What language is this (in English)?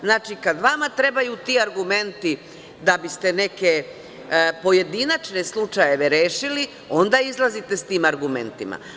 Serbian